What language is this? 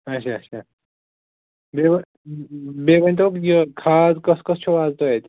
Kashmiri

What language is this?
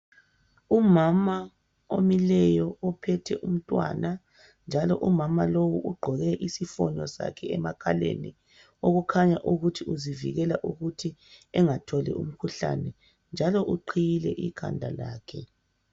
North Ndebele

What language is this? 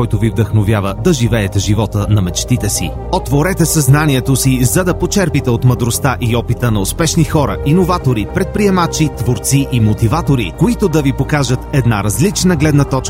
Bulgarian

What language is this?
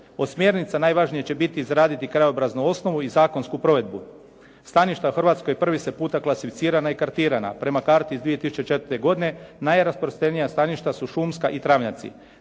Croatian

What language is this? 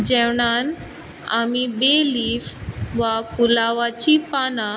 Konkani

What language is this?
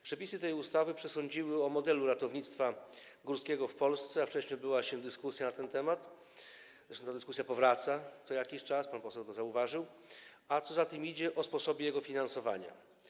Polish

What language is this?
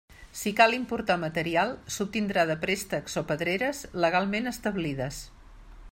Catalan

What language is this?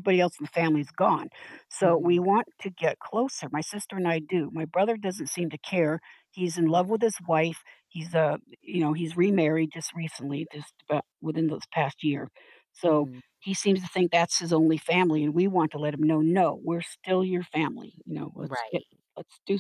English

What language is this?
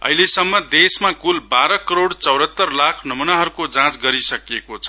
Nepali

